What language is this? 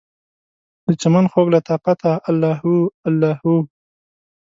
Pashto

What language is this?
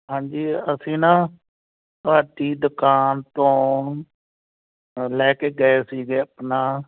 Punjabi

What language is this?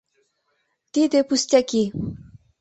Mari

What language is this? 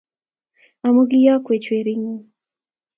Kalenjin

